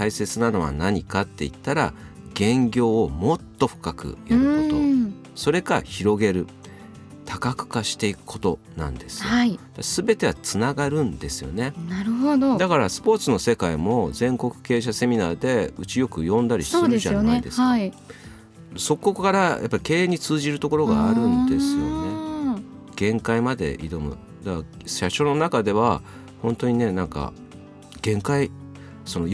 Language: Japanese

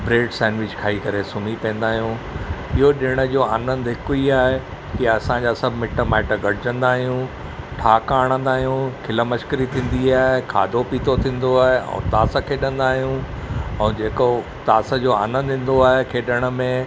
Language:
Sindhi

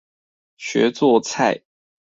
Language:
Chinese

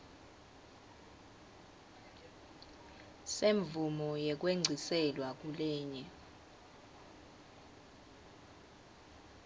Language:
Swati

